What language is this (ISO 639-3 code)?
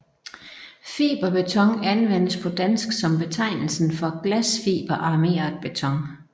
dan